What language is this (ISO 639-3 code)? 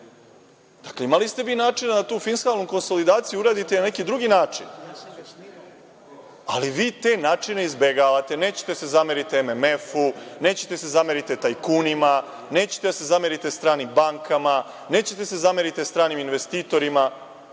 srp